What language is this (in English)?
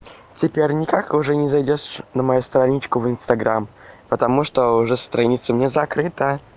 Russian